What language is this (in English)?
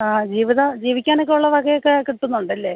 Malayalam